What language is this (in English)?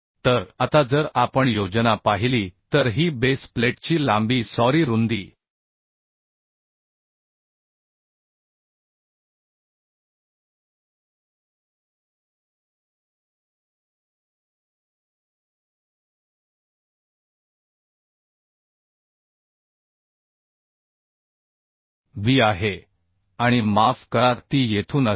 Marathi